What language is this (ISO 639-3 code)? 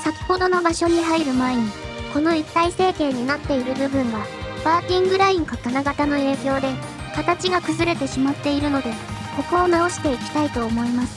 jpn